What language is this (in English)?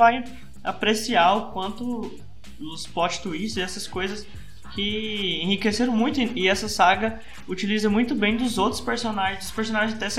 Portuguese